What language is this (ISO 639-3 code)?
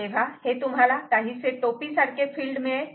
mar